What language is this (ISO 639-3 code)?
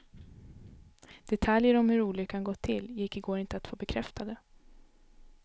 swe